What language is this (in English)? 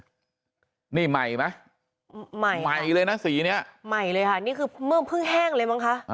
Thai